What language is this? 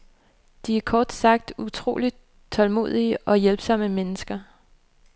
Danish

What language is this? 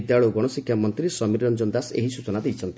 Odia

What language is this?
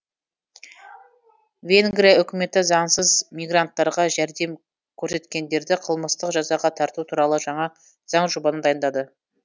Kazakh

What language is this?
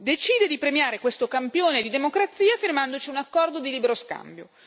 Italian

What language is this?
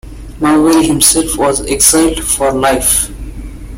English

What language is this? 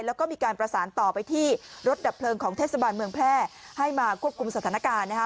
Thai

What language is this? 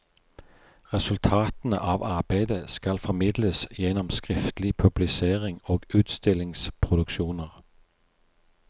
Norwegian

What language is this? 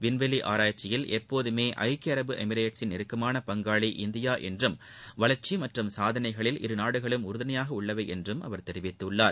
Tamil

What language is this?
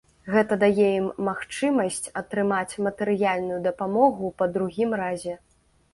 Belarusian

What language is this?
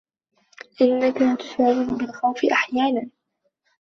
Arabic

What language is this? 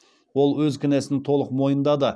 Kazakh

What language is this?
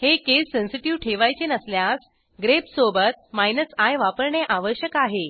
Marathi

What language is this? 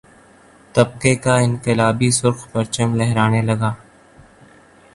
Urdu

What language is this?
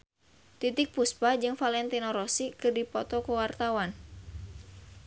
Sundanese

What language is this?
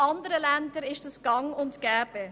Swiss German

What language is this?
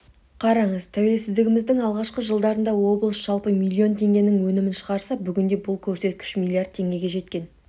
Kazakh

